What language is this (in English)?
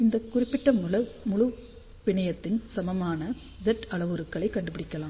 Tamil